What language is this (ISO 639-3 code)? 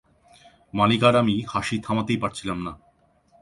ben